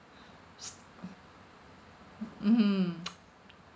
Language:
English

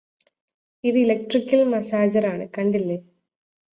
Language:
Malayalam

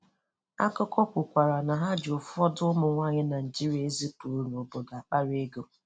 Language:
Igbo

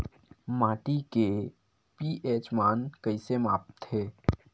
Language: Chhattisgarhi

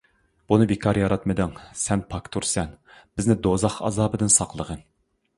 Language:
Uyghur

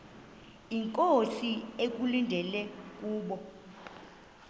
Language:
Xhosa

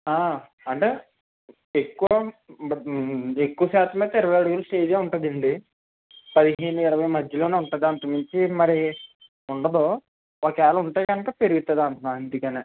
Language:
Telugu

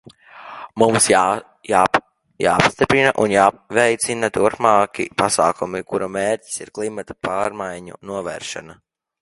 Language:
Latvian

